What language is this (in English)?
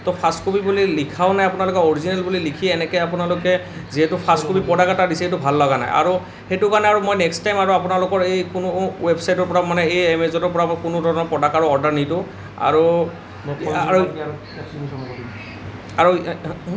Assamese